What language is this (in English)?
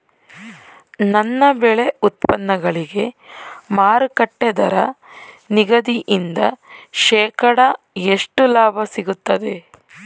Kannada